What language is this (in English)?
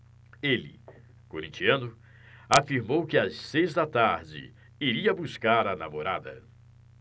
Portuguese